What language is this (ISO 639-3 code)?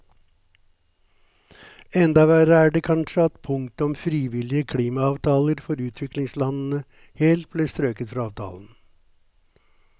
nor